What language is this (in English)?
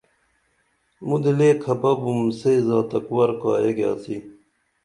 Dameli